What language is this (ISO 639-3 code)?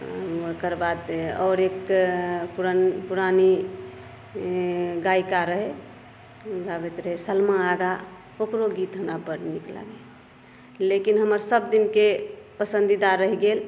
mai